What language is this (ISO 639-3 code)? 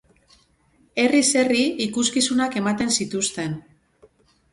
eus